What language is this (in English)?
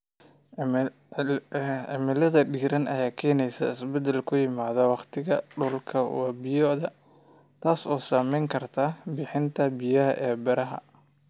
Somali